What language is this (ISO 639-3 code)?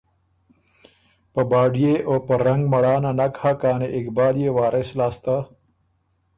oru